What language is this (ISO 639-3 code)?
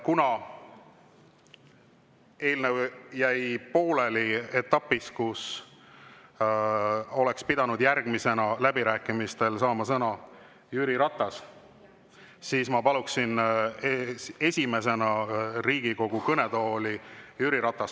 est